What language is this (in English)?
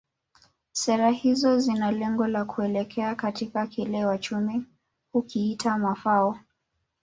Swahili